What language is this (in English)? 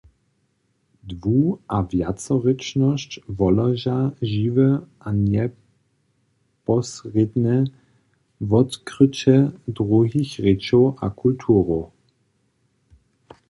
Upper Sorbian